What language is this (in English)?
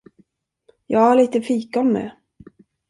Swedish